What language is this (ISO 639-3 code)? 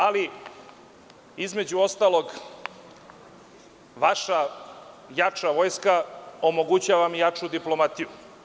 srp